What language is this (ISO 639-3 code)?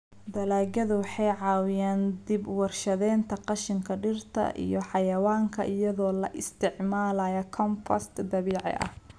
som